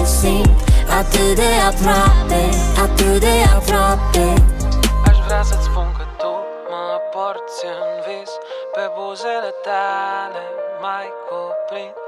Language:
Romanian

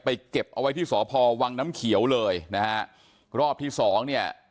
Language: Thai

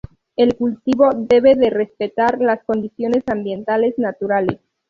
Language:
Spanish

